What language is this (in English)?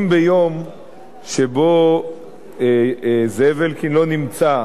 Hebrew